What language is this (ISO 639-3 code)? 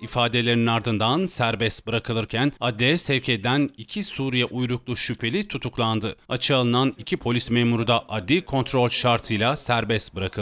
tur